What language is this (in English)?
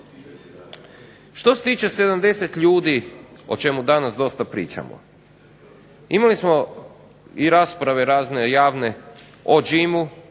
Croatian